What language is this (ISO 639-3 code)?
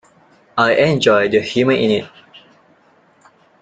eng